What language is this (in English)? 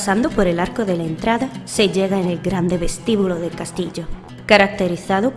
Spanish